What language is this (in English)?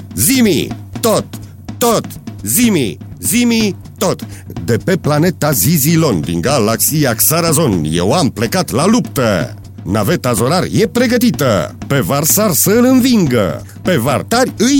Romanian